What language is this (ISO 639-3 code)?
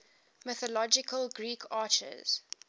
eng